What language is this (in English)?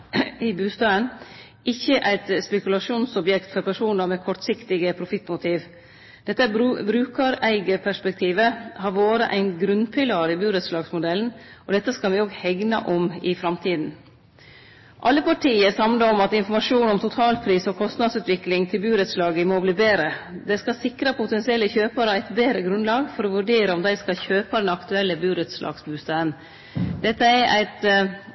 Norwegian Nynorsk